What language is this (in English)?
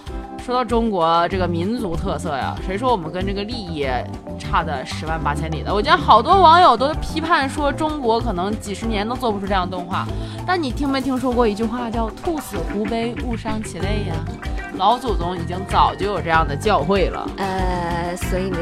Chinese